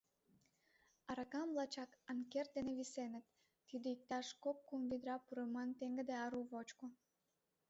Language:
Mari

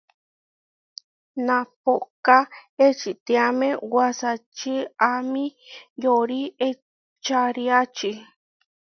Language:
Huarijio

